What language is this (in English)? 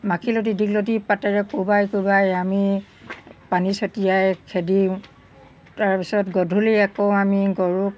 Assamese